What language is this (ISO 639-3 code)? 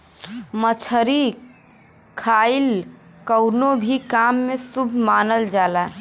bho